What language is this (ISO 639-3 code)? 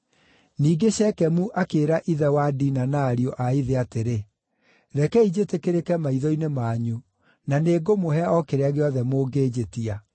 kik